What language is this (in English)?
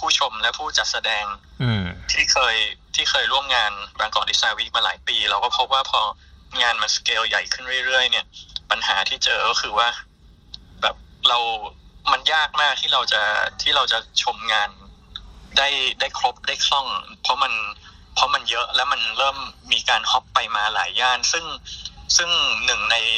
Thai